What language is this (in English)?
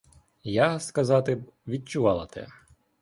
Ukrainian